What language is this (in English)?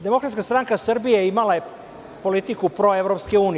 Serbian